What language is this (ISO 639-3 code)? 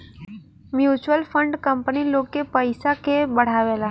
bho